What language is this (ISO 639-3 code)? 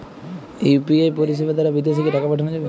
ben